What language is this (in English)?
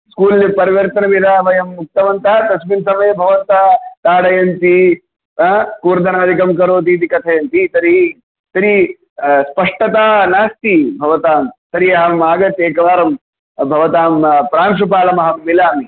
Sanskrit